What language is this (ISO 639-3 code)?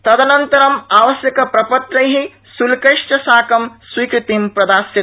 san